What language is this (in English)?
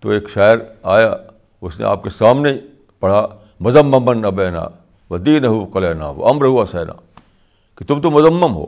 Urdu